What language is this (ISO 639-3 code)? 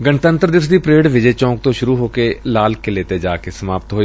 pan